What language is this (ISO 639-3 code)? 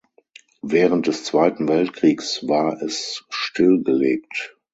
deu